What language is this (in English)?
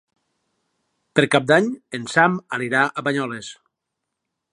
Catalan